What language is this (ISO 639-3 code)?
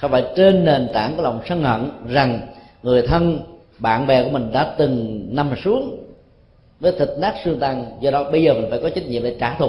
vie